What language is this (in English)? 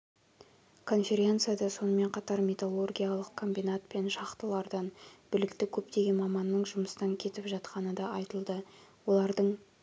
Kazakh